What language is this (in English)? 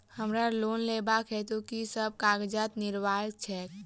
Maithili